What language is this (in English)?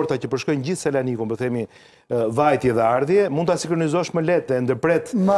Romanian